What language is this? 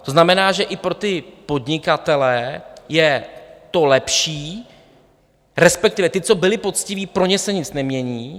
Czech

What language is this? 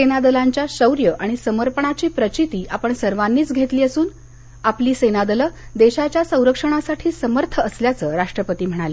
Marathi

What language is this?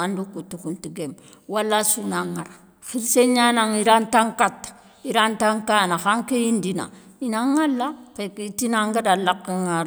Soninke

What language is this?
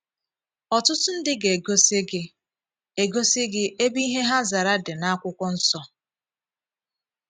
Igbo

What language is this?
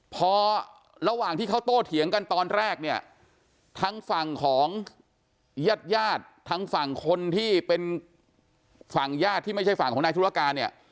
Thai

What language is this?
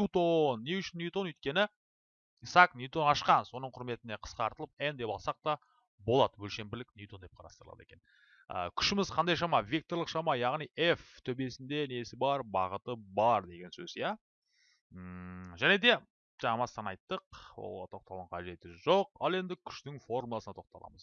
Turkish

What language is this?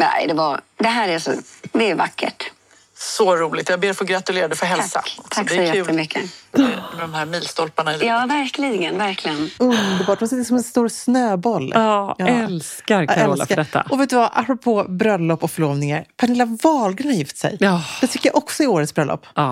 Swedish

